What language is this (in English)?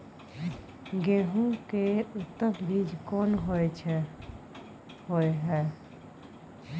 Maithili